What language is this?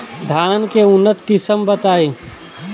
Bhojpuri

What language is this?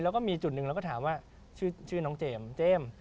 Thai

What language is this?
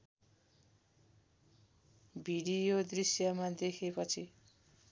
Nepali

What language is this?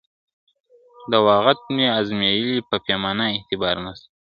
Pashto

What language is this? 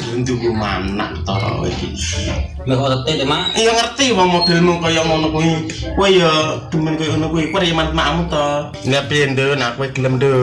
Indonesian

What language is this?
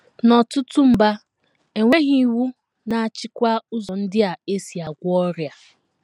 Igbo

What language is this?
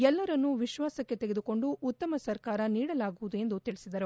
Kannada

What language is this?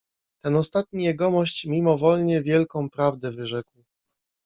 Polish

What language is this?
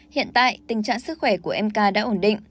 Vietnamese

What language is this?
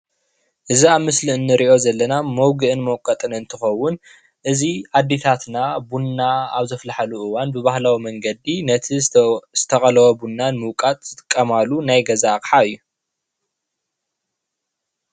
Tigrinya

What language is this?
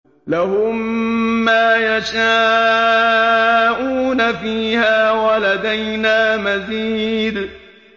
Arabic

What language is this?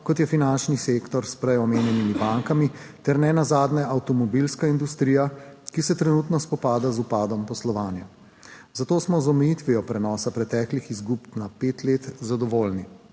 Slovenian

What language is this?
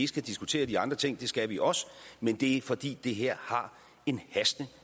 Danish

